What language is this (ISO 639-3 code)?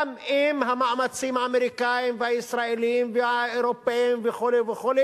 heb